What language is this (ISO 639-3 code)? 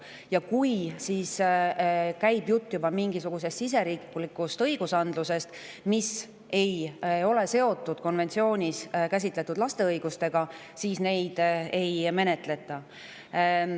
est